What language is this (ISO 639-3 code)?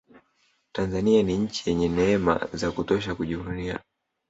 swa